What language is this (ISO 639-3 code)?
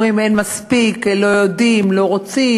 heb